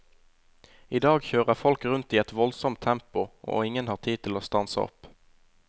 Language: Norwegian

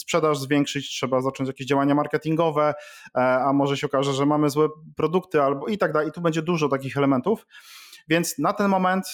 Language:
Polish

